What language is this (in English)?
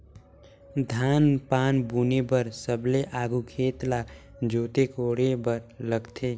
Chhattisgarhi